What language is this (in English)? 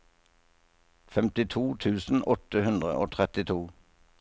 Norwegian